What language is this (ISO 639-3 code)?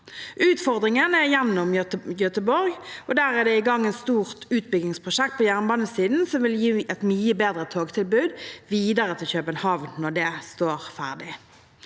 nor